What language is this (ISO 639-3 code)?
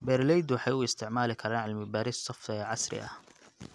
som